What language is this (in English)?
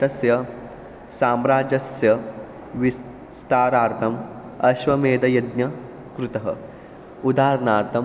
Sanskrit